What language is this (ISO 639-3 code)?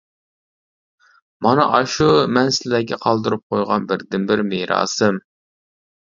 uig